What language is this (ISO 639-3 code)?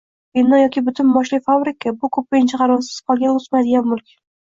uzb